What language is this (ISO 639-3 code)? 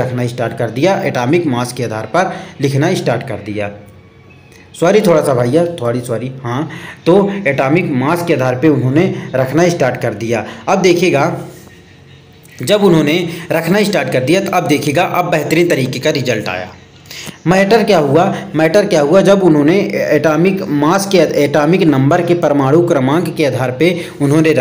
hin